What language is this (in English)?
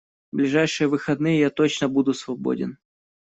Russian